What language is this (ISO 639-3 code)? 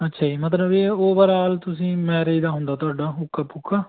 pan